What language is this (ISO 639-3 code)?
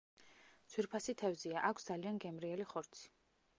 kat